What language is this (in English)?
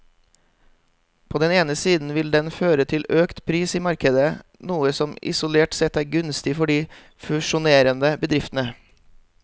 Norwegian